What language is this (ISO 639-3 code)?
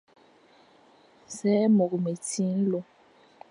fan